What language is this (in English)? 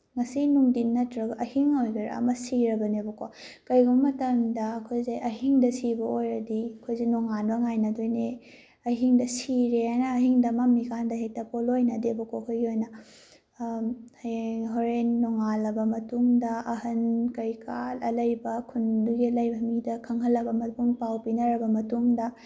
Manipuri